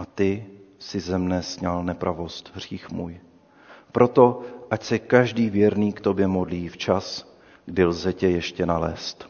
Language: Czech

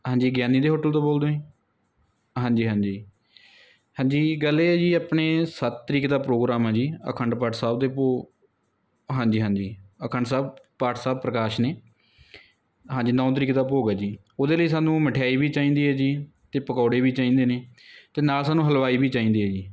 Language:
Punjabi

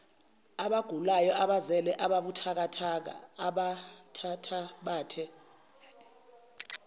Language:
Zulu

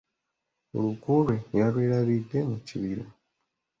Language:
Ganda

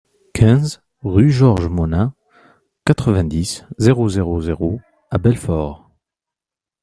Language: French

